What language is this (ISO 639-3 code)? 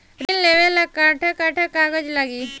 bho